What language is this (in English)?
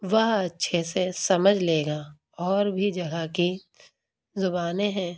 Urdu